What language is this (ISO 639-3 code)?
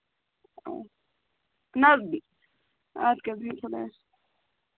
kas